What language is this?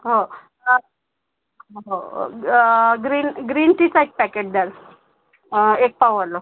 Marathi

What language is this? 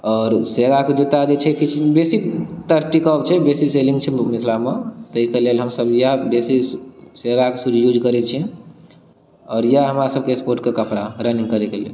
Maithili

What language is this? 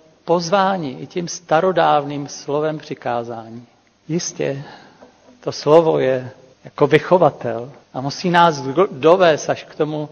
Czech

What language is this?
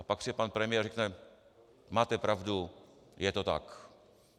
Czech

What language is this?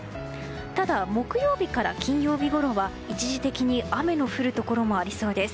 Japanese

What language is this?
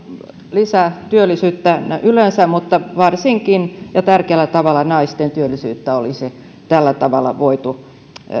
Finnish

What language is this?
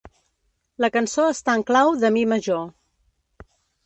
Catalan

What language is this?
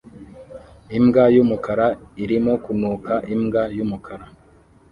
Kinyarwanda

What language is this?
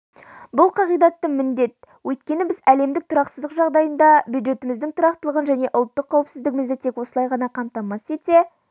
Kazakh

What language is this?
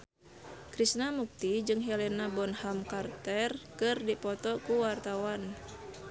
Sundanese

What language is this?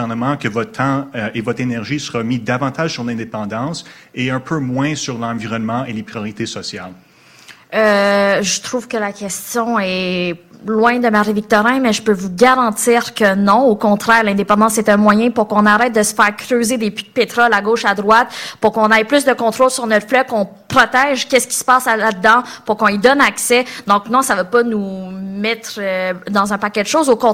French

